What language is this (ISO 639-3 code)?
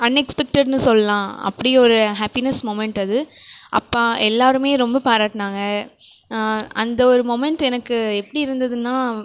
tam